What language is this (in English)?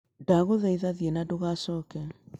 Kikuyu